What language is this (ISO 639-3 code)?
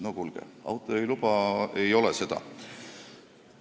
est